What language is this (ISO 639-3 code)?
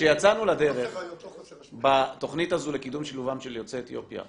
heb